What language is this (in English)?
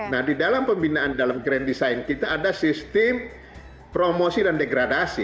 Indonesian